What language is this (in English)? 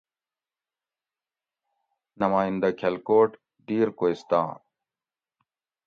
Gawri